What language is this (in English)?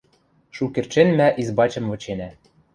Western Mari